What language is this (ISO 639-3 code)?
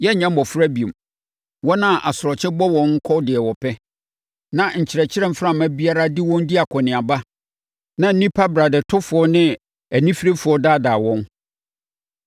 aka